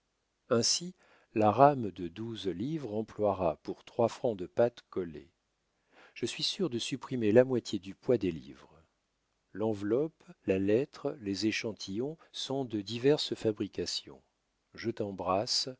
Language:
French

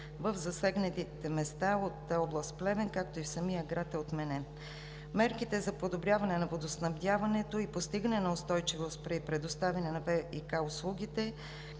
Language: Bulgarian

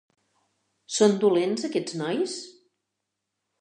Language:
Catalan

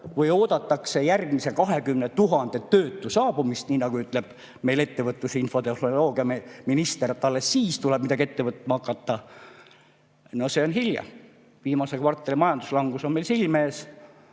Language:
Estonian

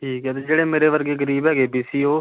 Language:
Punjabi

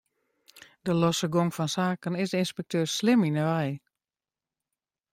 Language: Western Frisian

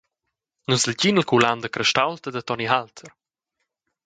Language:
Romansh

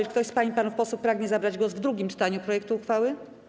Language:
Polish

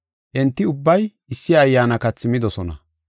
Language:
Gofa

